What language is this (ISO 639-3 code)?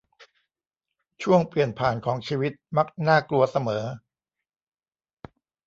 tha